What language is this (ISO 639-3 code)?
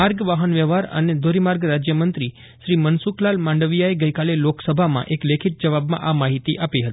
guj